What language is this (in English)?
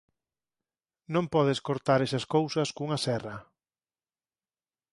Galician